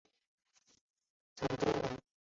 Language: Chinese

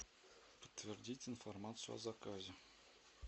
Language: Russian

